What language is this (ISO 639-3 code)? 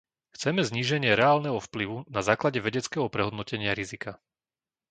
slk